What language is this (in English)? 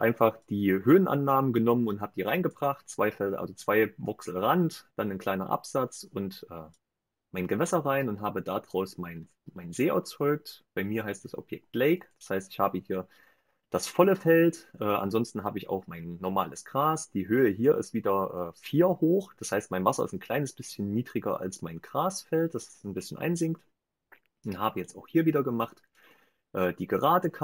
German